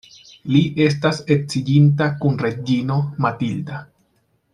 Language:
Esperanto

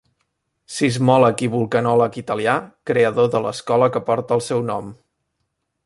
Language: Catalan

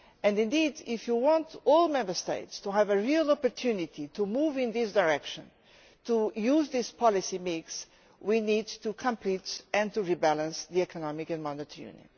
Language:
English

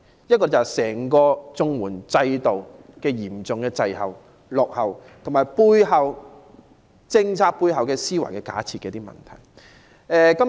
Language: Cantonese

